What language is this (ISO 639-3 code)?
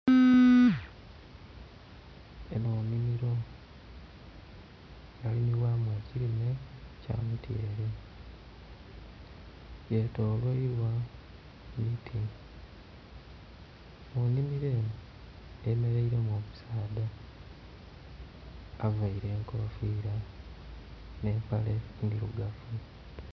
xog